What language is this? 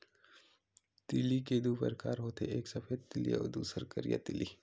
Chhattisgarhi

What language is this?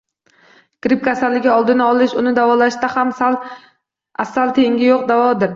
Uzbek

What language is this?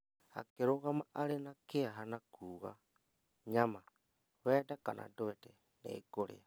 Kikuyu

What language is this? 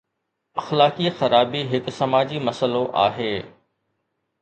Sindhi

